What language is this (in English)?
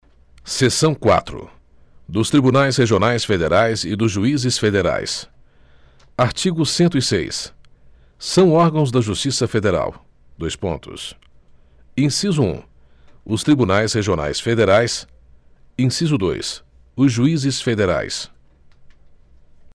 Portuguese